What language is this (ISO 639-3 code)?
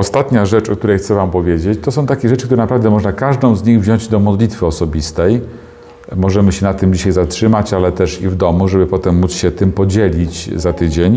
pol